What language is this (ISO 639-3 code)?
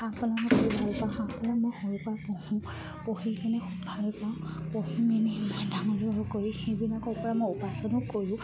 asm